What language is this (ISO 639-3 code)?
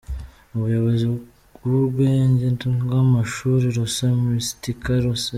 kin